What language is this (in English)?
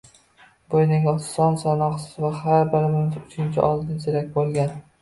Uzbek